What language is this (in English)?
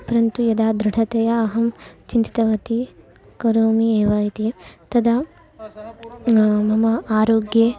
Sanskrit